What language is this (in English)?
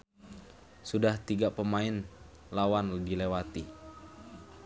Sundanese